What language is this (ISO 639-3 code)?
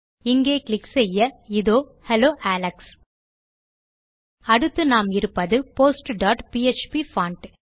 tam